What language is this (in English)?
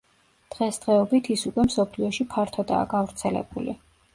Georgian